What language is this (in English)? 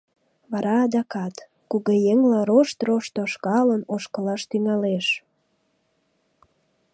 Mari